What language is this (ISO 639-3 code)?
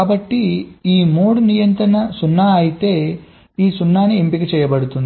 tel